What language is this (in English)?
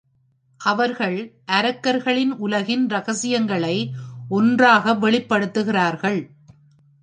Tamil